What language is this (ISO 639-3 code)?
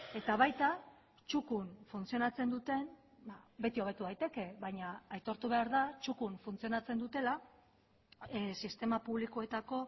eus